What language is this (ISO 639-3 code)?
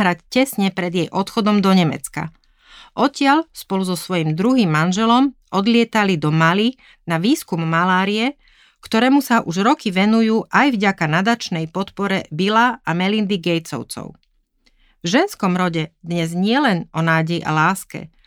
slk